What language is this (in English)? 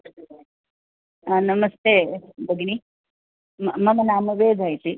Sanskrit